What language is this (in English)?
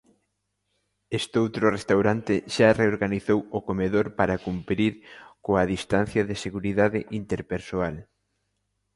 Galician